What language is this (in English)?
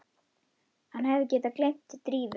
Icelandic